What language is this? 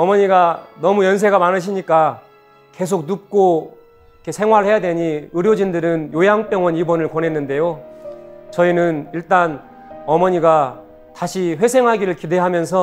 Korean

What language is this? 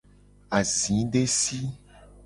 Gen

